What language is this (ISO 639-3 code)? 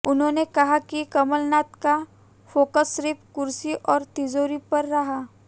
hin